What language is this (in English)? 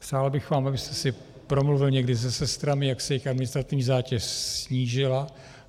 Czech